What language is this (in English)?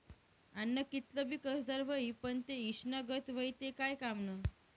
Marathi